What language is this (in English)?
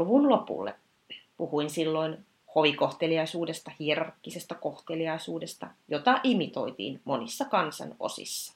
Finnish